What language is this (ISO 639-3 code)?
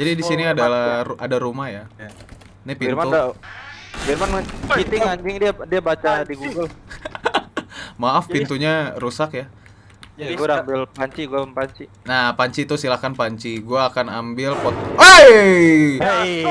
ind